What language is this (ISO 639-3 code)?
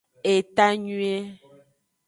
ajg